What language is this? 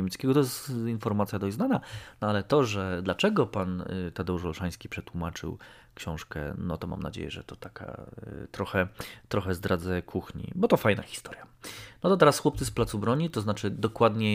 Polish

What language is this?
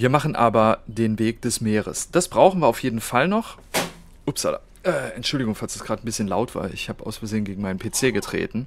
German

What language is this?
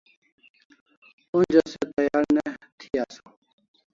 Kalasha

